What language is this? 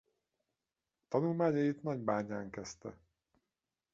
Hungarian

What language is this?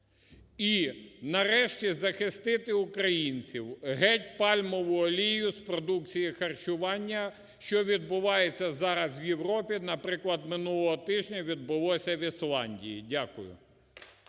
Ukrainian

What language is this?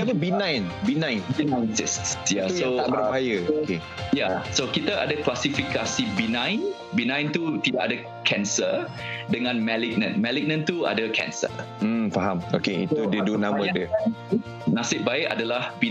Malay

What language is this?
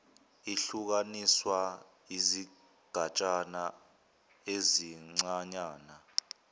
Zulu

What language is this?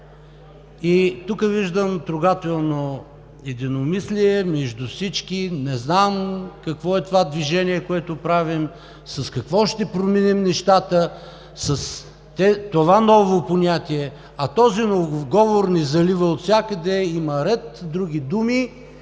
Bulgarian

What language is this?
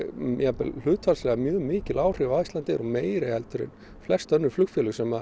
Icelandic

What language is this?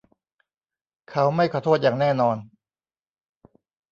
Thai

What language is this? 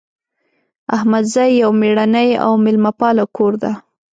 Pashto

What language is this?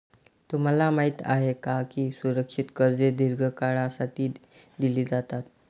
Marathi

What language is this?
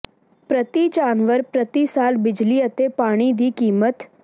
Punjabi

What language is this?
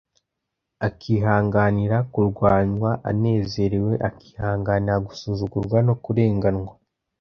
Kinyarwanda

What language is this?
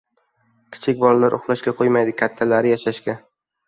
Uzbek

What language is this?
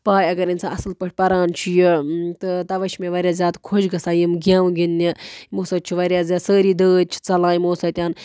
Kashmiri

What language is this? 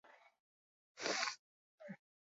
Basque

